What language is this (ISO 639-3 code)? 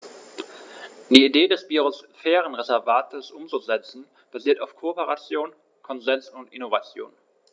deu